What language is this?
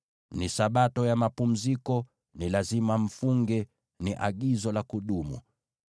Swahili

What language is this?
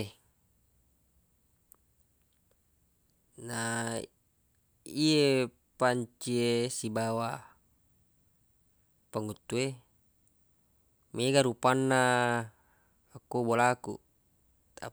Buginese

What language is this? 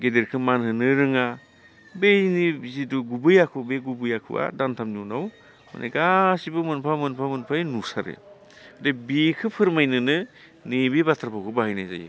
Bodo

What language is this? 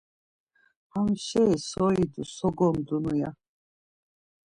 Laz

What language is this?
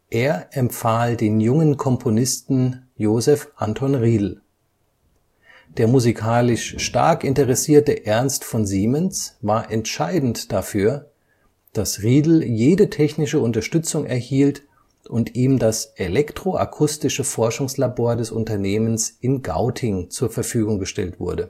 German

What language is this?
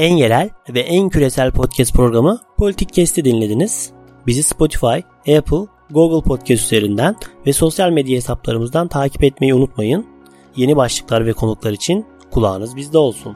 Turkish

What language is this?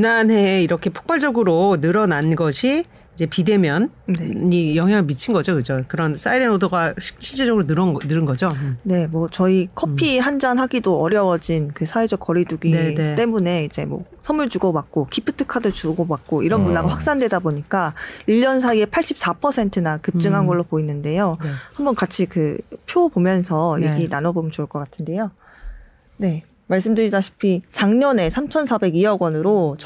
Korean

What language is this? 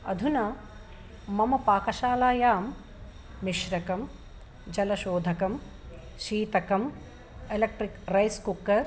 Sanskrit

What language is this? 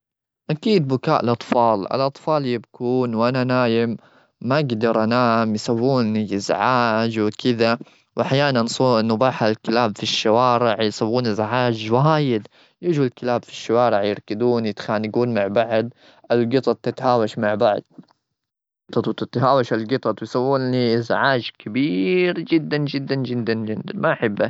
Gulf Arabic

